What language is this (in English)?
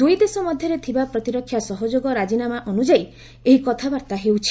Odia